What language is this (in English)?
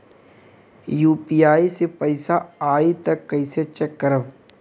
Bhojpuri